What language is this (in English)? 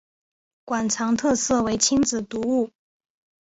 Chinese